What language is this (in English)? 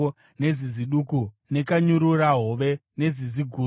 Shona